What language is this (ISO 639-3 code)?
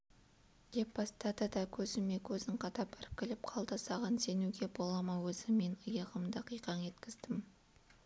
kaz